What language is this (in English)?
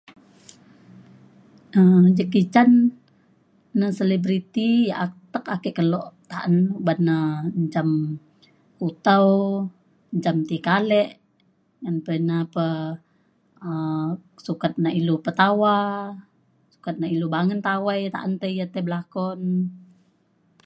Mainstream Kenyah